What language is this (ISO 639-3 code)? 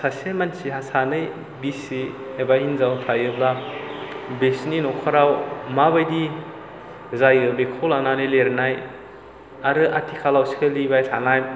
brx